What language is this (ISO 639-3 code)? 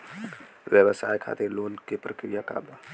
bho